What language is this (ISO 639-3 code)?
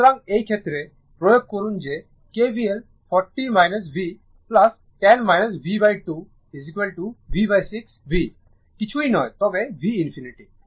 ben